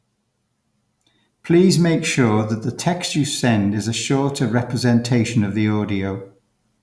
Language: English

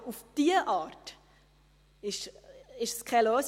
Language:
Swiss German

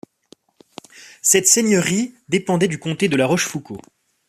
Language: French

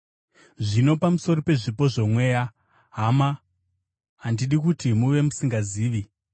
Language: Shona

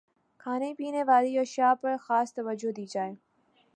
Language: Urdu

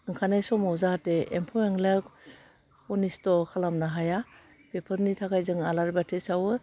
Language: Bodo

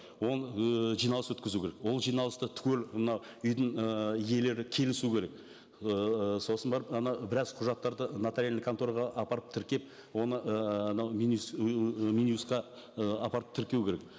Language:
Kazakh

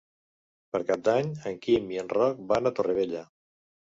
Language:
Catalan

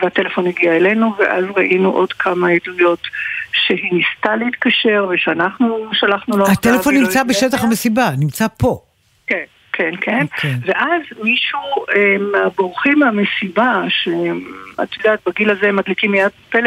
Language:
Hebrew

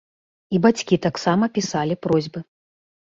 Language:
Belarusian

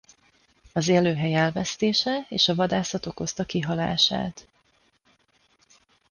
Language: Hungarian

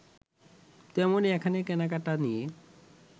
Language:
Bangla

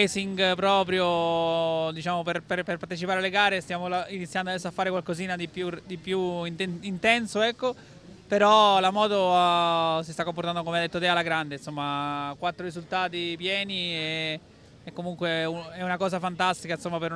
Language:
Italian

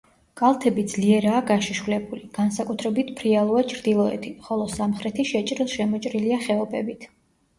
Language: Georgian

